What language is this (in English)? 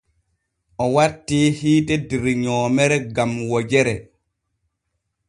Borgu Fulfulde